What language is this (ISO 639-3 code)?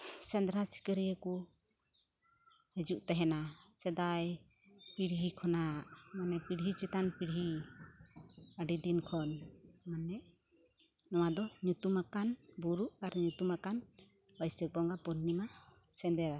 sat